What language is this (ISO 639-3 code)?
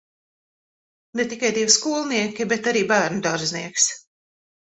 lav